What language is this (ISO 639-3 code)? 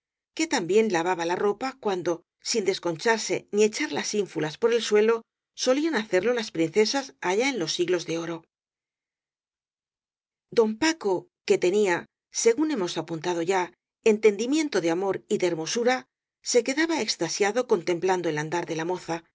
spa